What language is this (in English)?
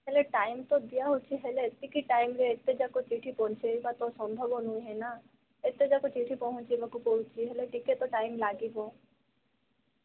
Odia